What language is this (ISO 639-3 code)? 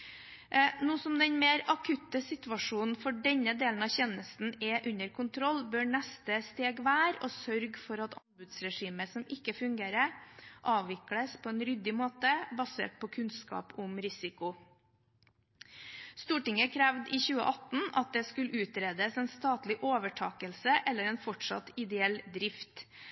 nob